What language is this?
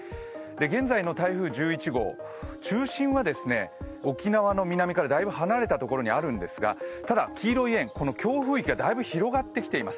Japanese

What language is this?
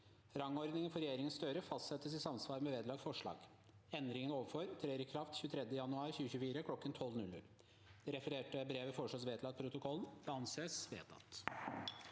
Norwegian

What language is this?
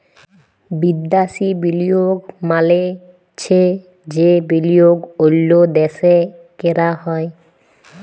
Bangla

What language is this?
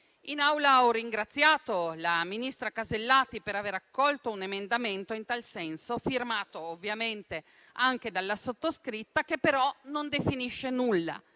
Italian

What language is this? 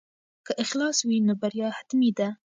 Pashto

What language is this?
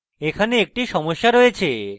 Bangla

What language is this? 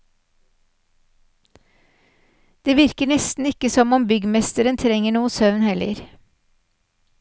Norwegian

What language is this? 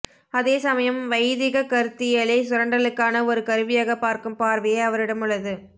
Tamil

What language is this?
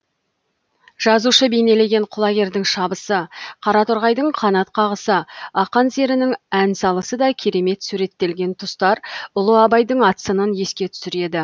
Kazakh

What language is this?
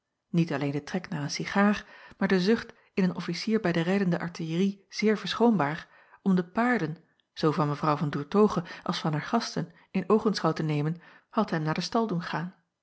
Dutch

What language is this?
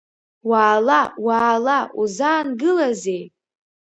Abkhazian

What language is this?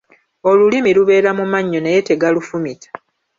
Ganda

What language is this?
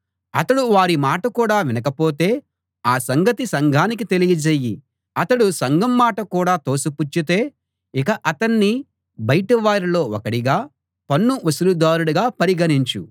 Telugu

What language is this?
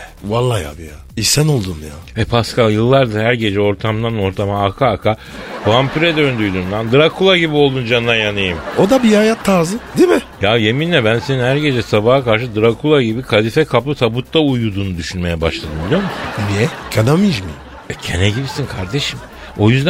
Turkish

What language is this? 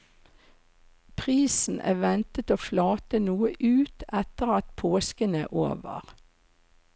Norwegian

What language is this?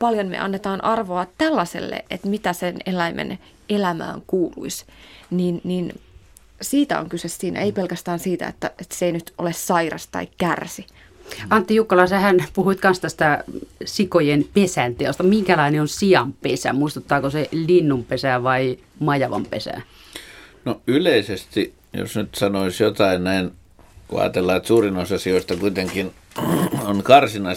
Finnish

